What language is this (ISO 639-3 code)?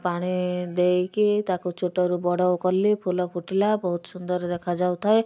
ori